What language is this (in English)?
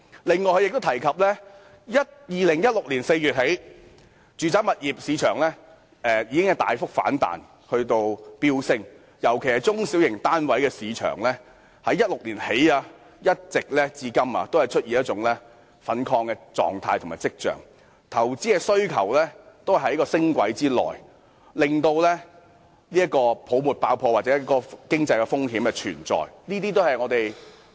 Cantonese